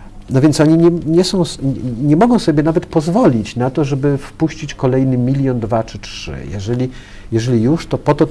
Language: Polish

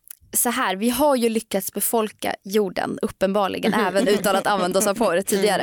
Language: Swedish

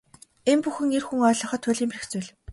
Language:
Mongolian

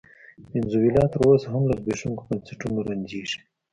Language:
Pashto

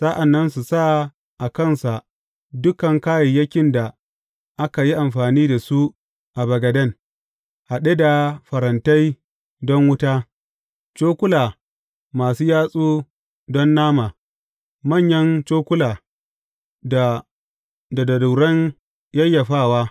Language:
Hausa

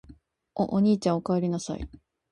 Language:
Japanese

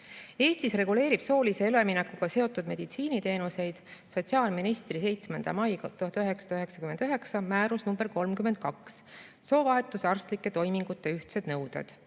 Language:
Estonian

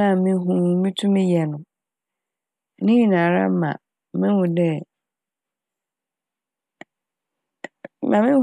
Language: Akan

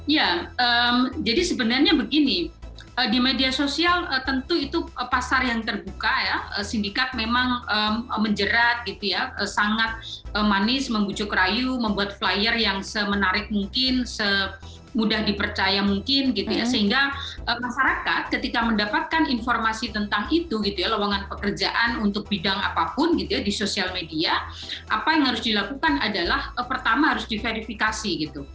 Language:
Indonesian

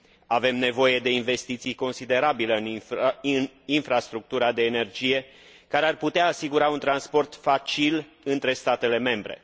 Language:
Romanian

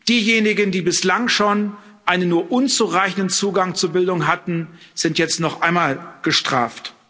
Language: German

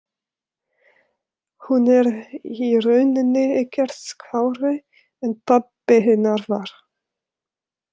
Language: Icelandic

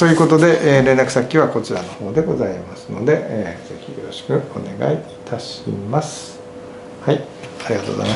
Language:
Japanese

